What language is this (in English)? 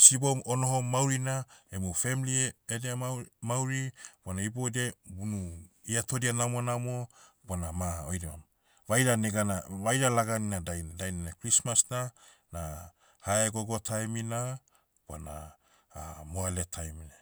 Motu